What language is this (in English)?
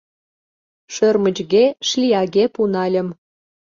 Mari